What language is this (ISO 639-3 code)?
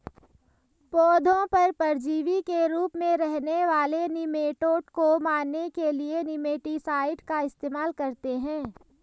hin